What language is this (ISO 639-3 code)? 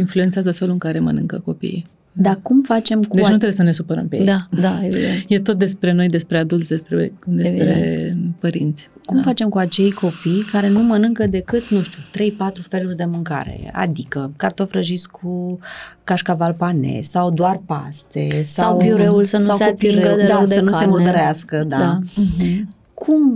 ron